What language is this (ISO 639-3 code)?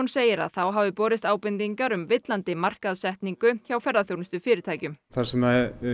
isl